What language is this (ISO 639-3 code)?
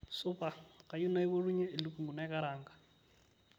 mas